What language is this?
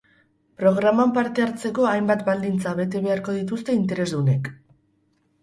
Basque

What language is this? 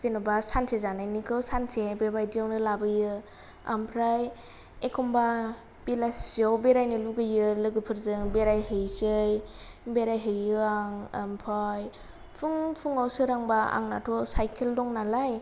Bodo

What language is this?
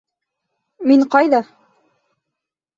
Bashkir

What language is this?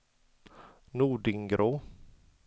Swedish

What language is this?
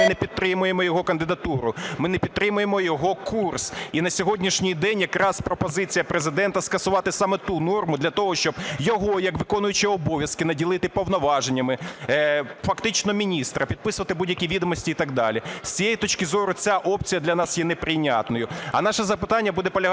Ukrainian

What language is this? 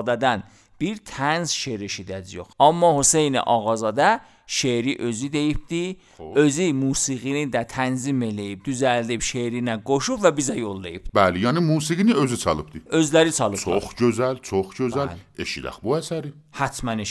Persian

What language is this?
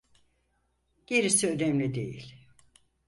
Turkish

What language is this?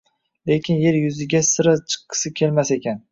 Uzbek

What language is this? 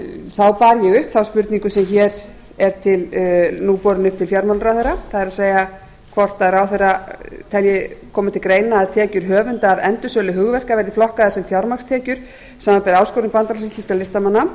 Icelandic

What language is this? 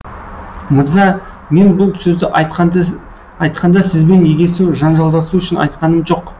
Kazakh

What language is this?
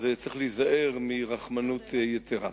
Hebrew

